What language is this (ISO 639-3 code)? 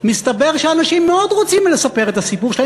heb